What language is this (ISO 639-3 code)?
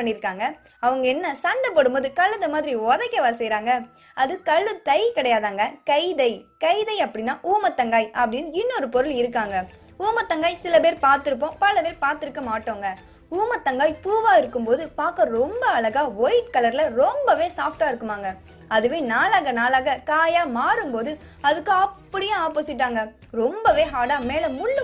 tam